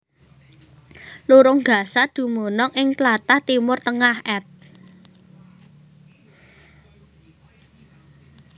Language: Javanese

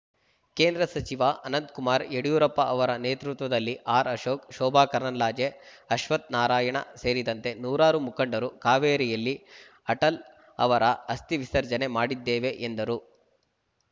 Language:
Kannada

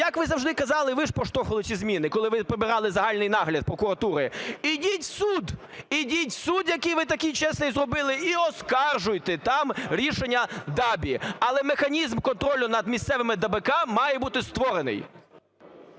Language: Ukrainian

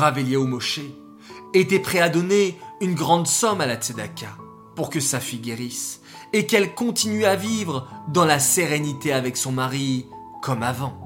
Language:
French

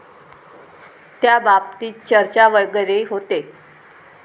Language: Marathi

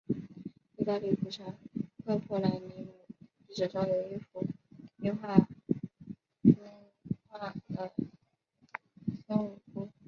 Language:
Chinese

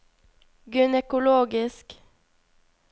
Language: Norwegian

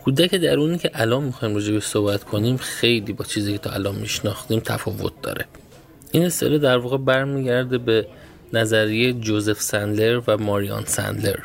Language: Persian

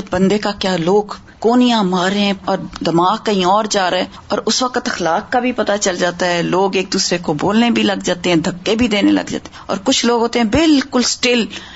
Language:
Urdu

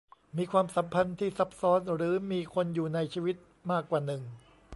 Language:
Thai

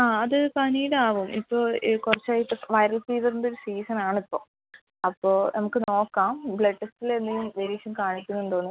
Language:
Malayalam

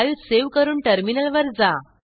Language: Marathi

